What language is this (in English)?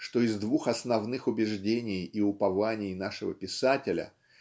Russian